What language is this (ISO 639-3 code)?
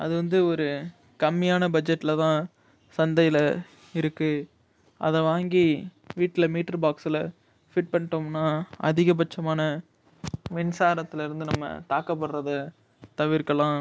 tam